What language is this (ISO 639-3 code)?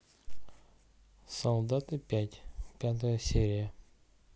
rus